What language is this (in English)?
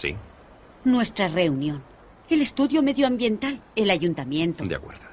Spanish